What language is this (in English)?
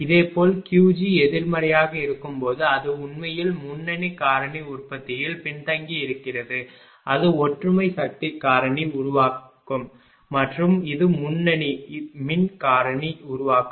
Tamil